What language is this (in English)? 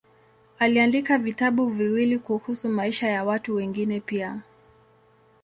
Swahili